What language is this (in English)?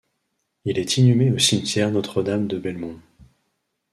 French